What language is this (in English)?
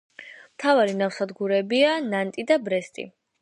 Georgian